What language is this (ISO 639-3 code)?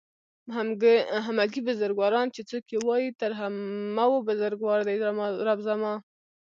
pus